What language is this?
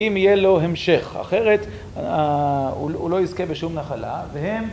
Hebrew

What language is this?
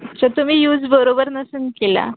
Marathi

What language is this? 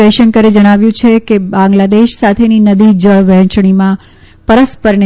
Gujarati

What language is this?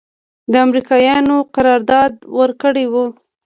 Pashto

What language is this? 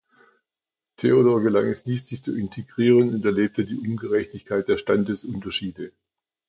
German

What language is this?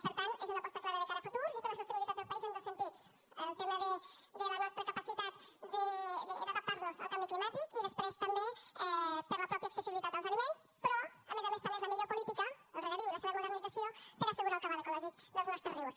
Catalan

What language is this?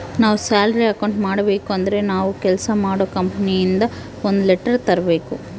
Kannada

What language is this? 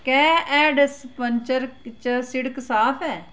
Dogri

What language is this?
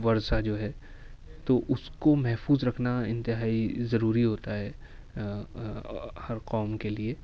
Urdu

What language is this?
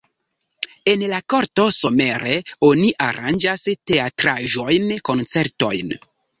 Esperanto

